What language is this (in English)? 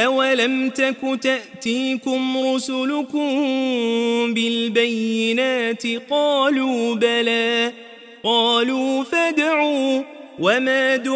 Arabic